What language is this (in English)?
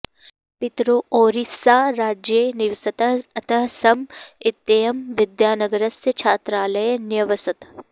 Sanskrit